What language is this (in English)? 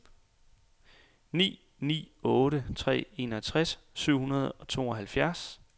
Danish